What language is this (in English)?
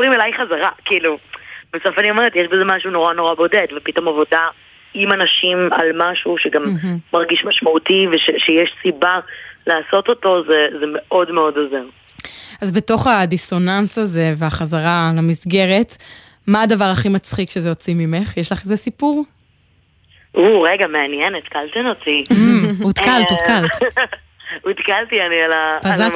Hebrew